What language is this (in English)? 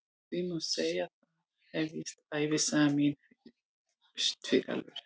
Icelandic